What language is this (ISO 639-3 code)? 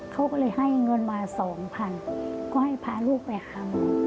tha